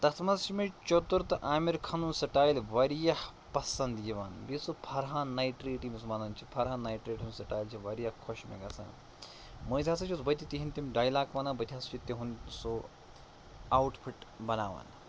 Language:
Kashmiri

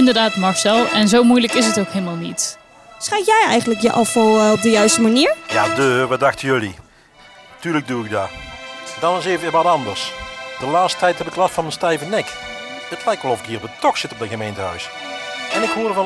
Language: Dutch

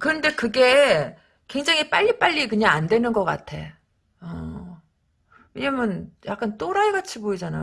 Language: Korean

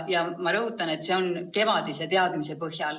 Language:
Estonian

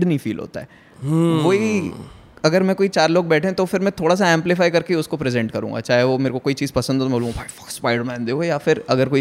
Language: Hindi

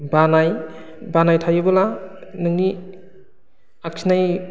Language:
Bodo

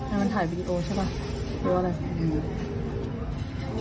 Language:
Thai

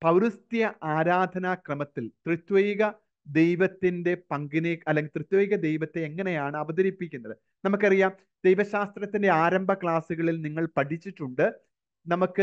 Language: Malayalam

